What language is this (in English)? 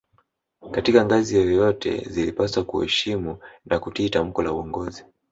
Swahili